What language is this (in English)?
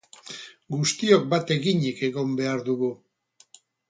Basque